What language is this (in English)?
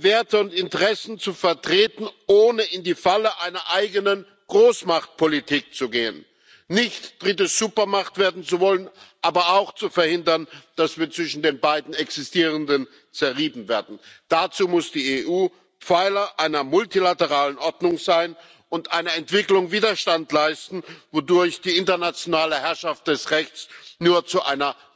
German